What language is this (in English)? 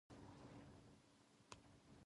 Japanese